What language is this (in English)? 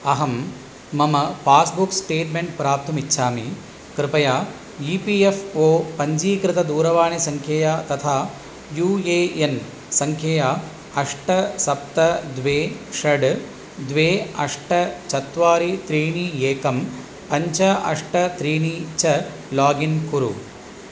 Sanskrit